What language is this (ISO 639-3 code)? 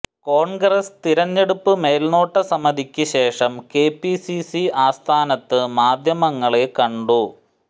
mal